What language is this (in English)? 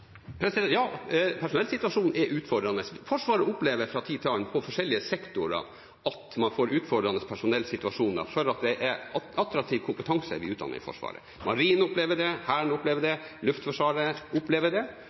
Norwegian Bokmål